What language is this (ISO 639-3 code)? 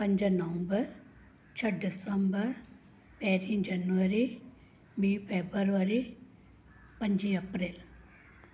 snd